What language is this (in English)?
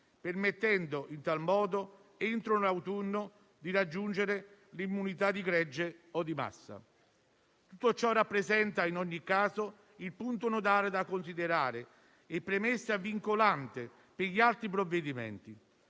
Italian